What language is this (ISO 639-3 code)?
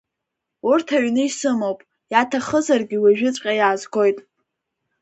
abk